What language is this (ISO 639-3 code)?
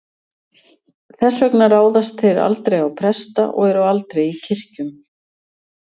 isl